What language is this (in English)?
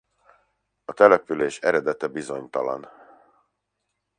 Hungarian